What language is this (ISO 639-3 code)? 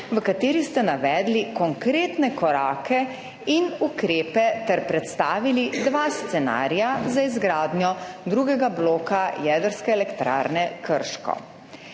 slv